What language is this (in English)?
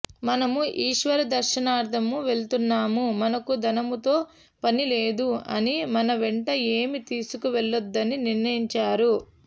Telugu